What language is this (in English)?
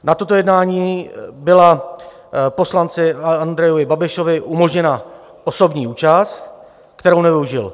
Czech